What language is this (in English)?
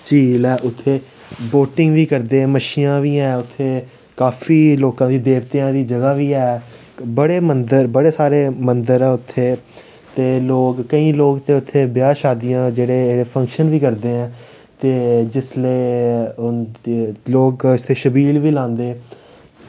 Dogri